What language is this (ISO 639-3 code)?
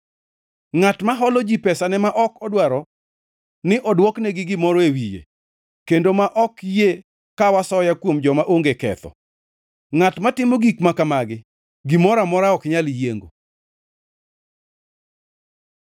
luo